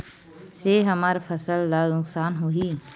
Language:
Chhattisgarhi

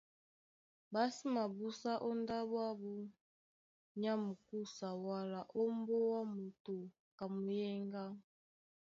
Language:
Duala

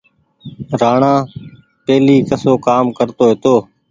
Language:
Goaria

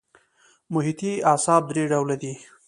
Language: Pashto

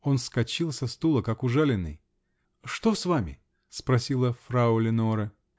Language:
Russian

